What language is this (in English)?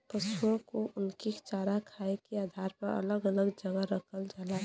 Bhojpuri